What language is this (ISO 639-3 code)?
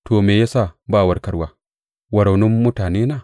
hau